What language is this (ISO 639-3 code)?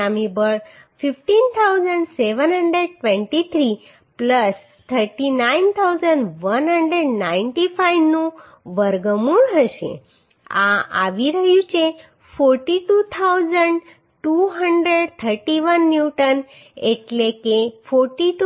guj